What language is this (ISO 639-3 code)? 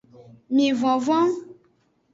ajg